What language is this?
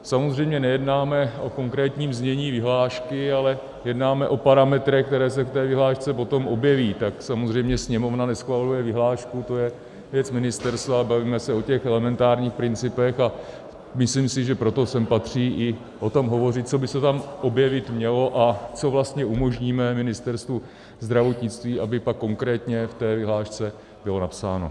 Czech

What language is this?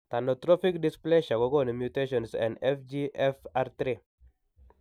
Kalenjin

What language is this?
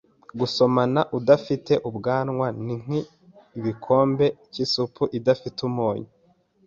Kinyarwanda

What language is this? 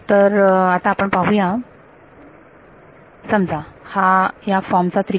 Marathi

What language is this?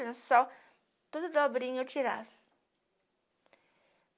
Portuguese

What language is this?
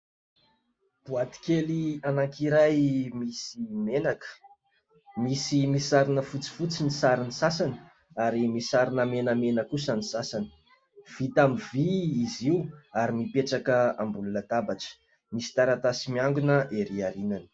Malagasy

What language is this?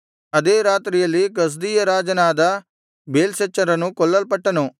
Kannada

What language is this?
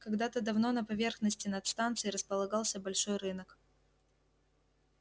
Russian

